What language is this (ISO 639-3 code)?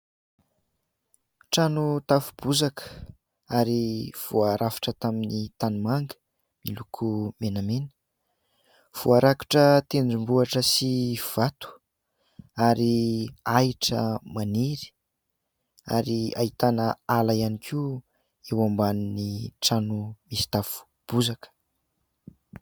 mlg